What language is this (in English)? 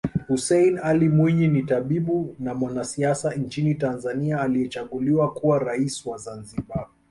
Swahili